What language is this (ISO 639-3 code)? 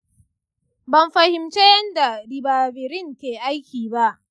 hau